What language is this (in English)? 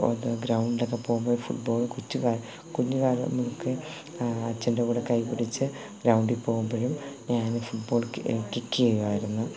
Malayalam